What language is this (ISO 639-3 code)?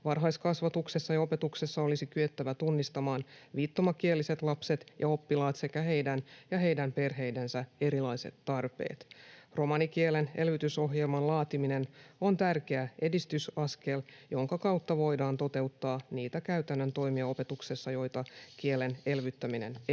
fin